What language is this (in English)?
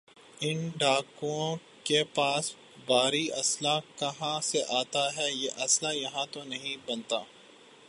Urdu